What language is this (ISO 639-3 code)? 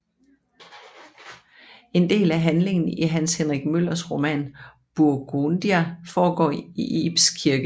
dan